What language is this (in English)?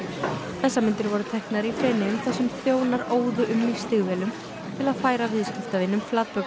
Icelandic